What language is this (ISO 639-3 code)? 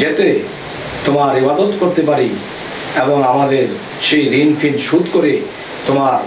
ben